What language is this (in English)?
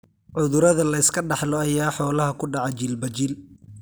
Somali